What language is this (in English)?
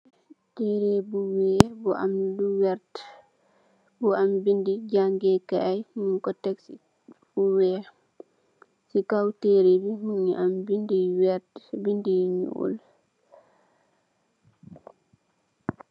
Wolof